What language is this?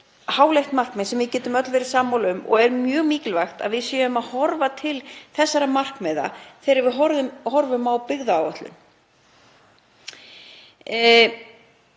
Icelandic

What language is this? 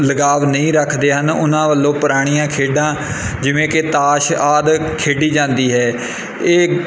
Punjabi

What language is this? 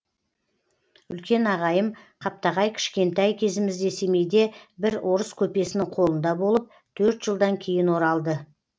Kazakh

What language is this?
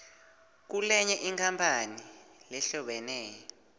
Swati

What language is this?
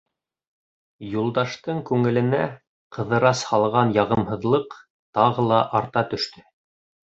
Bashkir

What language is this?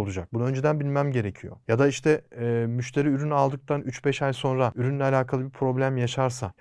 Turkish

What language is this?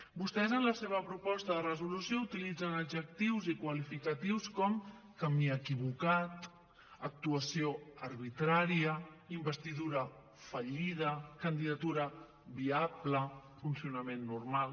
Catalan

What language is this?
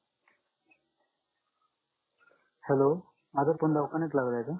Marathi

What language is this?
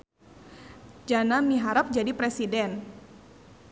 Sundanese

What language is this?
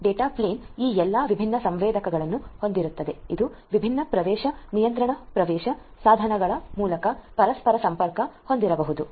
Kannada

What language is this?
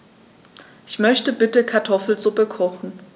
German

